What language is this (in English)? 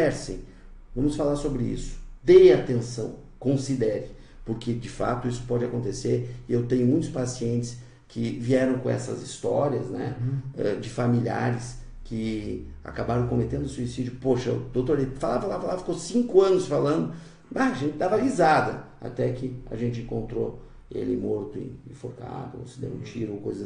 Portuguese